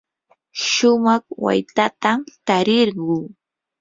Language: Yanahuanca Pasco Quechua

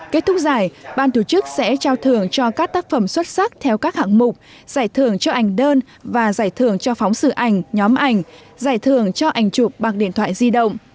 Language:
Vietnamese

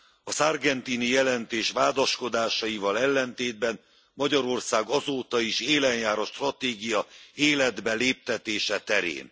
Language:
Hungarian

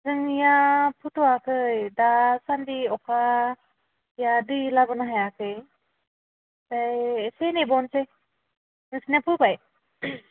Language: Bodo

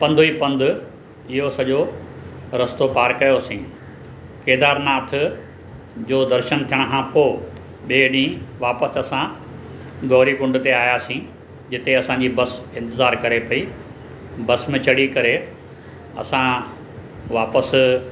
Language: Sindhi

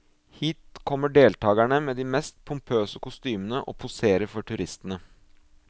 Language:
Norwegian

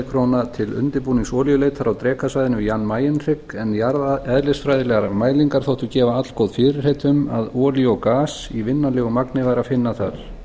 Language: Icelandic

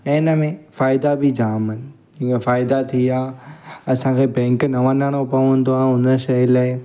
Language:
Sindhi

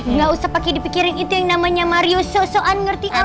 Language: Indonesian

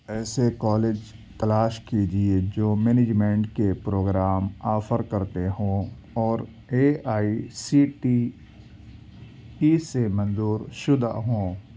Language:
Urdu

